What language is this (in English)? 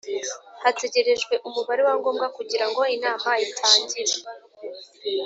Kinyarwanda